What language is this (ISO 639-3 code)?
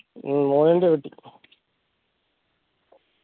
mal